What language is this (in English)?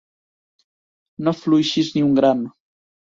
Catalan